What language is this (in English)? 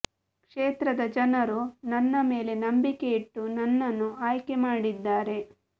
Kannada